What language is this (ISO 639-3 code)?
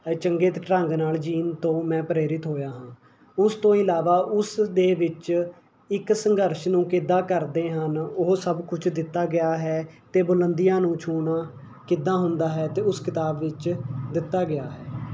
pan